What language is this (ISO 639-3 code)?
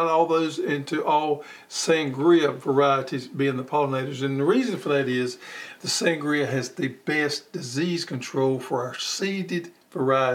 eng